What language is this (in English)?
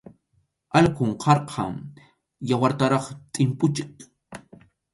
Arequipa-La Unión Quechua